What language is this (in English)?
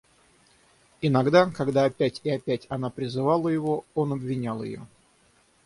Russian